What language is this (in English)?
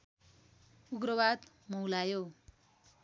Nepali